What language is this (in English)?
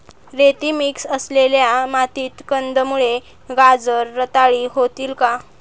Marathi